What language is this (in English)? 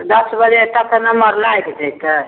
Maithili